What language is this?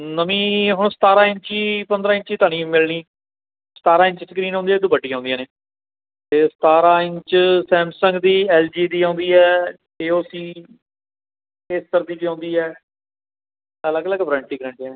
Punjabi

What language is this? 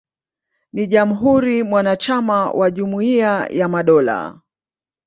Swahili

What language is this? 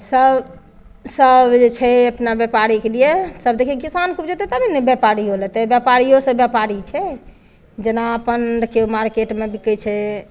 Maithili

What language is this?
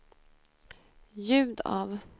Swedish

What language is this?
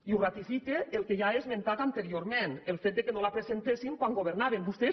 Catalan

